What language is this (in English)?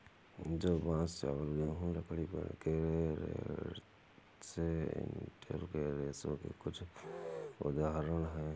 Hindi